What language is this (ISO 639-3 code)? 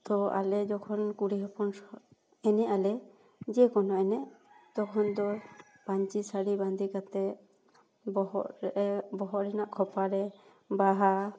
sat